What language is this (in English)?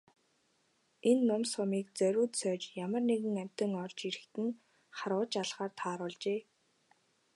Mongolian